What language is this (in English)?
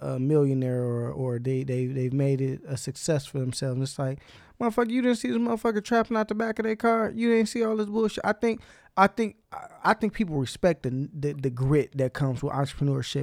English